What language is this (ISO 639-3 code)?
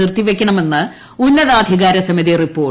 mal